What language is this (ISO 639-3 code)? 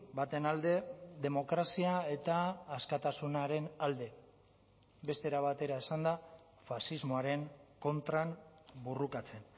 eus